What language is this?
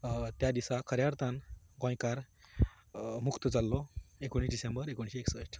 Konkani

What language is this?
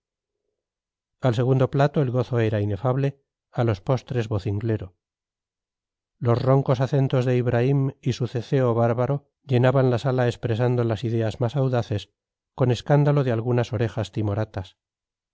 Spanish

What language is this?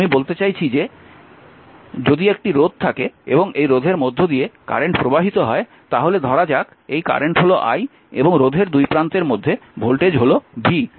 Bangla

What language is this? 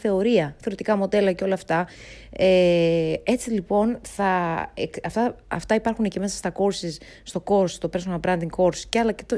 Greek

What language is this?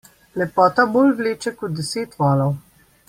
Slovenian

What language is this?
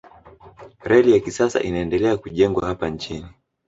Swahili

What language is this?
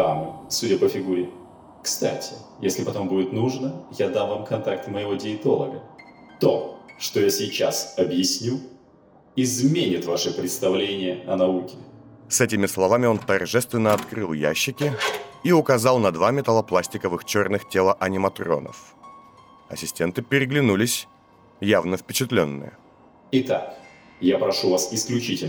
Russian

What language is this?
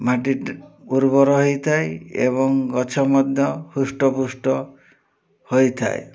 Odia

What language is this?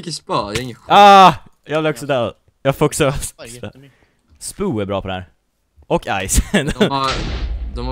Swedish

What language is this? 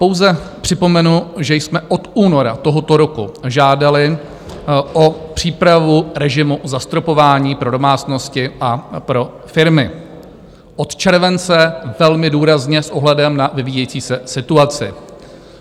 Czech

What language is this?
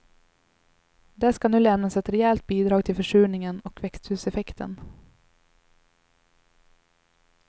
Swedish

